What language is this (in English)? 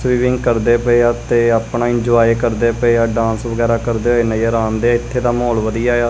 Punjabi